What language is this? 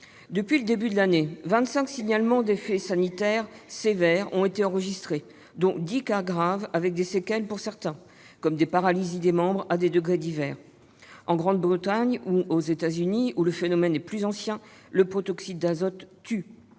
French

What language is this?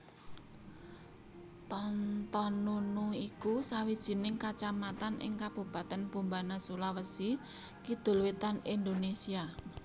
Javanese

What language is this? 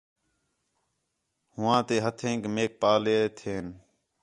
Khetrani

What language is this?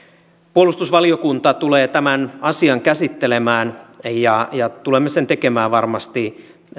Finnish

